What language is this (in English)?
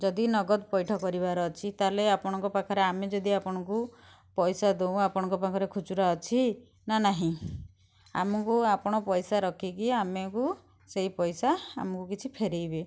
Odia